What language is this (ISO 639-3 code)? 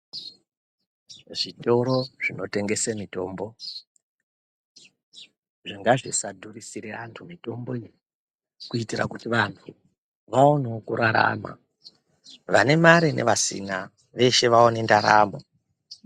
ndc